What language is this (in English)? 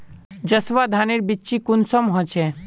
Magahi